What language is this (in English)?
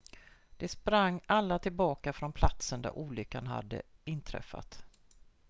Swedish